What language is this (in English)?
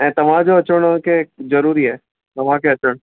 Sindhi